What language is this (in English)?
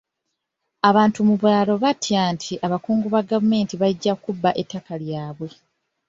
Ganda